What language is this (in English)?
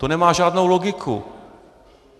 Czech